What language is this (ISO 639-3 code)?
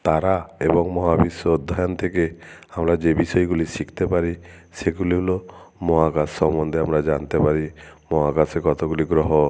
ben